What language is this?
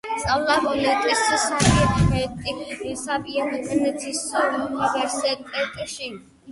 Georgian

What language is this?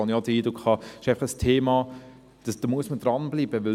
Swiss German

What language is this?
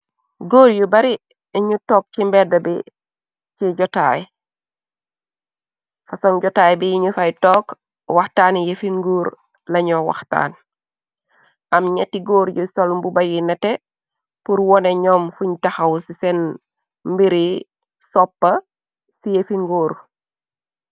Wolof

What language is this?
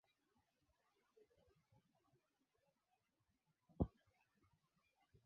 Swahili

